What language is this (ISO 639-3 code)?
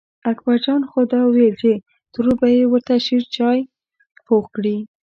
pus